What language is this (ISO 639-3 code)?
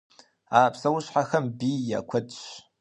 kbd